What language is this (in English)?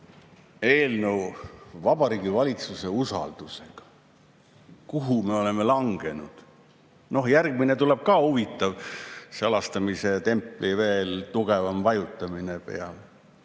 Estonian